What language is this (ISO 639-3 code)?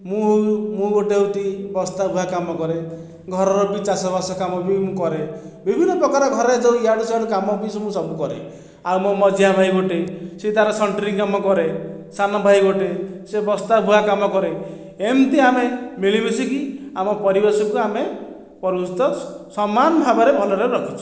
ori